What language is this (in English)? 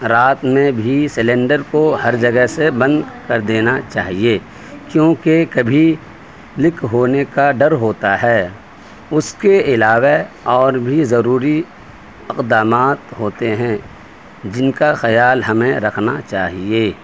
Urdu